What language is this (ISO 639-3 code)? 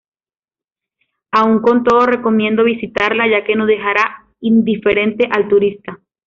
spa